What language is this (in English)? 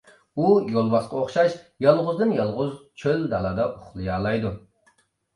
Uyghur